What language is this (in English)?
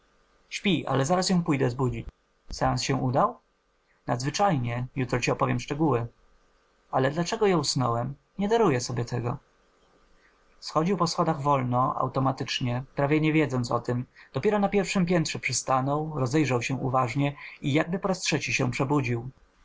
Polish